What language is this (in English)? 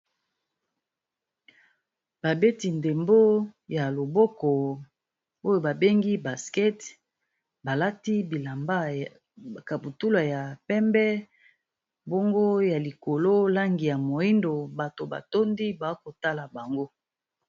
Lingala